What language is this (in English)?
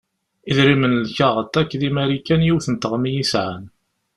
Kabyle